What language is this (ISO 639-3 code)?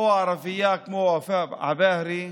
heb